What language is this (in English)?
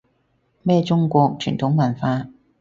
Cantonese